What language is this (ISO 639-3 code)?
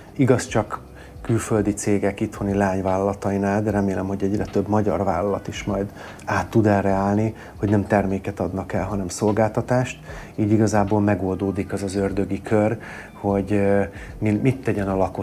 hun